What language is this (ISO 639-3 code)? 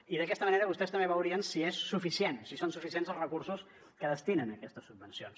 cat